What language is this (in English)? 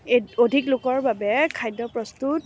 Assamese